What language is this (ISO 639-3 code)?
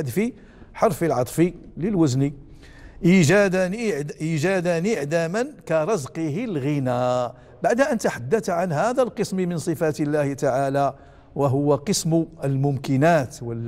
ara